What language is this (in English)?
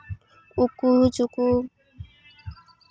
Santali